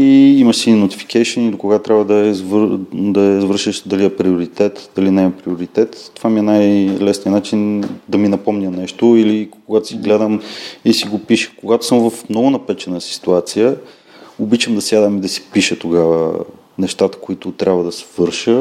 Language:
Bulgarian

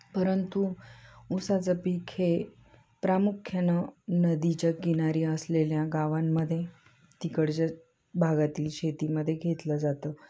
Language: Marathi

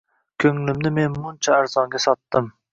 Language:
Uzbek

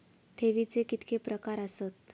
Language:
Marathi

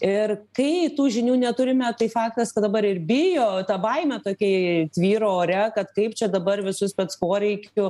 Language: Lithuanian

